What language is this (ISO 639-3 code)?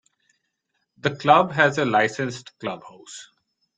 eng